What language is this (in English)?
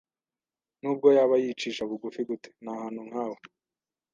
Kinyarwanda